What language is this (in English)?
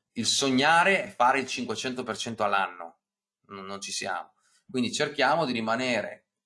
Italian